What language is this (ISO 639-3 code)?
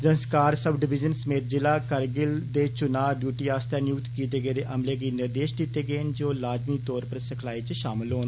doi